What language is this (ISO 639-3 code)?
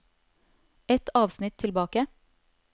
nor